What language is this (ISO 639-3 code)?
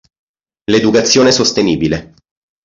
ita